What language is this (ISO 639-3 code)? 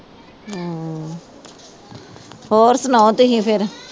pan